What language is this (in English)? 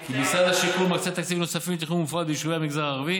Hebrew